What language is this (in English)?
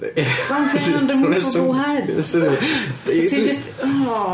Welsh